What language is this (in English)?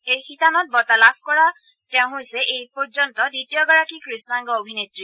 Assamese